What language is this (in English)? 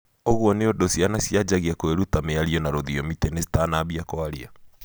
Kikuyu